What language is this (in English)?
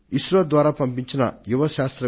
Telugu